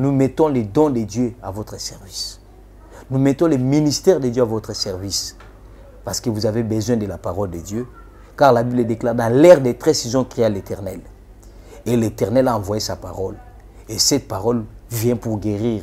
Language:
French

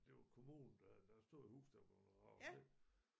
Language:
Danish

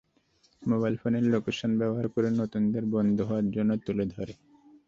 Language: Bangla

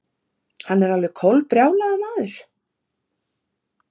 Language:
Icelandic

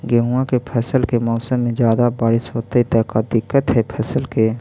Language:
Magahi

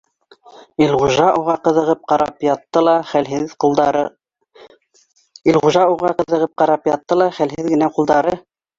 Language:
Bashkir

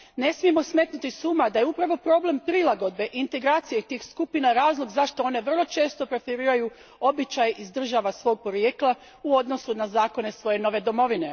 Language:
Croatian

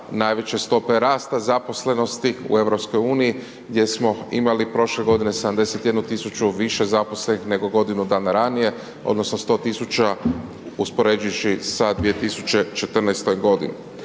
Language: Croatian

